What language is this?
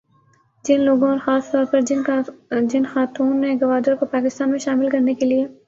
Urdu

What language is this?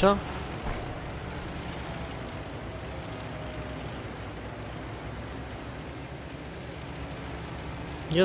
Romanian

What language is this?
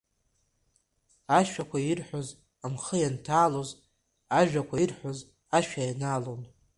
Abkhazian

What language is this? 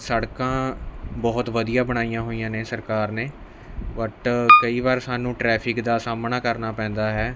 Punjabi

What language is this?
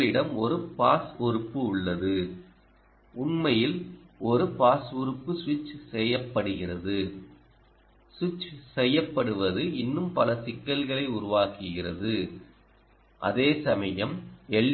Tamil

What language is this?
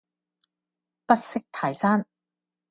Cantonese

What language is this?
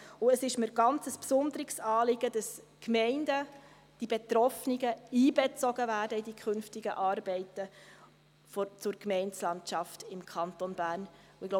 Swiss German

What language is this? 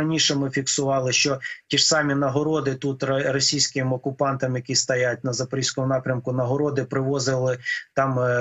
Ukrainian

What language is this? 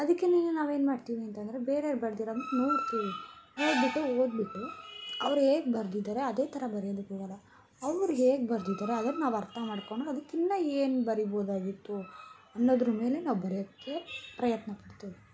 Kannada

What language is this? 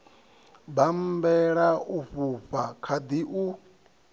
Venda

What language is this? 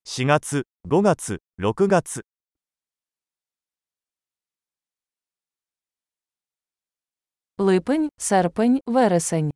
Ukrainian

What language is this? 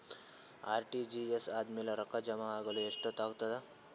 Kannada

